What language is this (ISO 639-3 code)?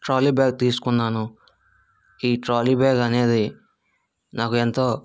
tel